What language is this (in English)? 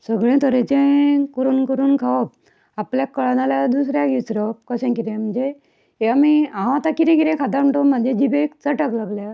Konkani